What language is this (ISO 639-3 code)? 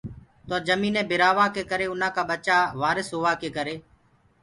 ggg